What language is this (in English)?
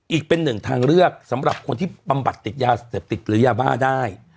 Thai